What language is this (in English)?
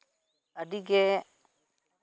Santali